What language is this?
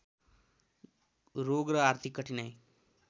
Nepali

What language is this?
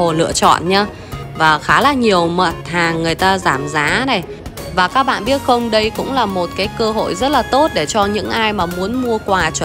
Vietnamese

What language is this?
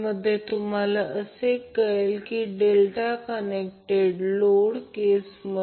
Marathi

